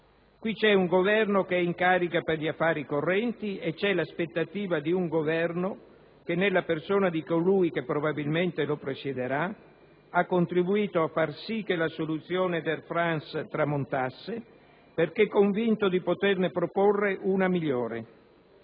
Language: Italian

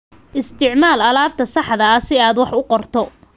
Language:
Somali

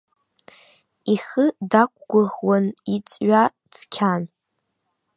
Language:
Abkhazian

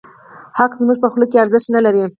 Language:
Pashto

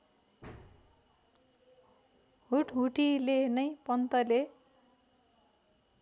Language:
Nepali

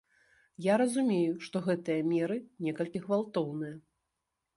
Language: Belarusian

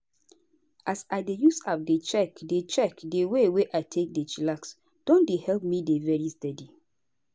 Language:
Nigerian Pidgin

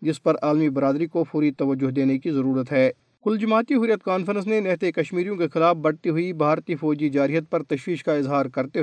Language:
Urdu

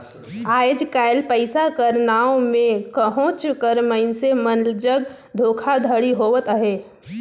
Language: Chhattisgarhi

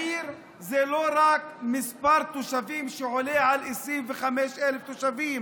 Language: Hebrew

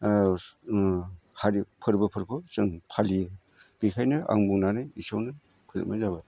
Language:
Bodo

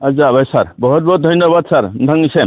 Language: Bodo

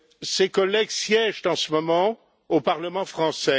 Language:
French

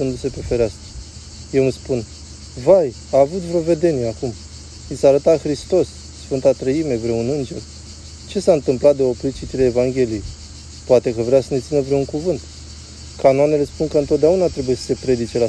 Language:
Romanian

